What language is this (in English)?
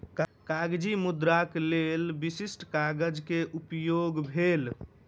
Maithili